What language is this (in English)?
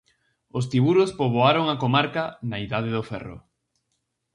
Galician